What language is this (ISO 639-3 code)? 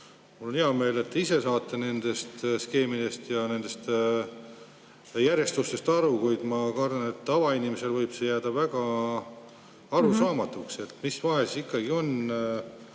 est